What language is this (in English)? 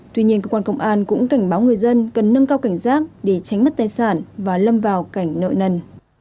Vietnamese